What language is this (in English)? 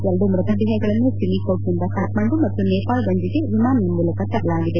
Kannada